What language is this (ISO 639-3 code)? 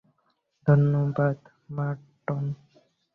ben